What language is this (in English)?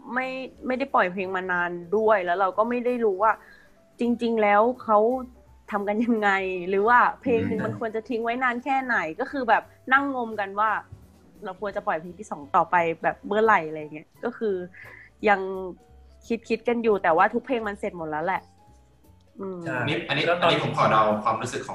Thai